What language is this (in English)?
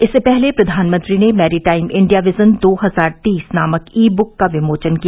Hindi